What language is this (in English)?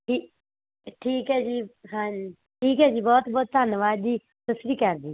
Punjabi